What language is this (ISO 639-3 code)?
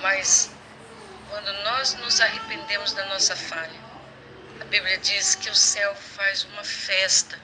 por